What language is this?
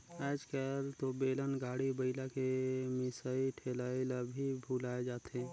Chhattisgarhi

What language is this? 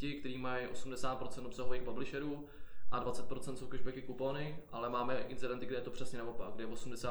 Czech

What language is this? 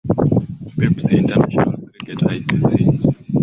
Swahili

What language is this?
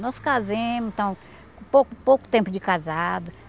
Portuguese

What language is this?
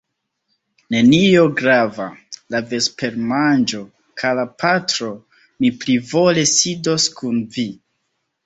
Esperanto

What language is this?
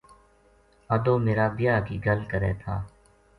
Gujari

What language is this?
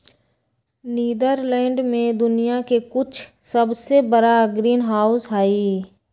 Magahi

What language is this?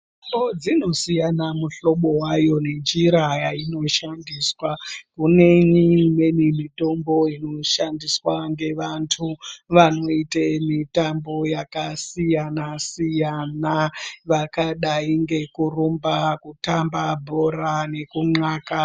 Ndau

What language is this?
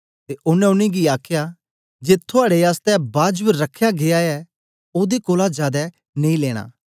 Dogri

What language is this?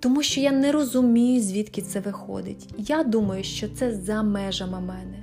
Ukrainian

